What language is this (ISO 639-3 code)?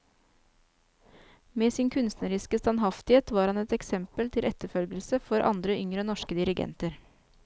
nor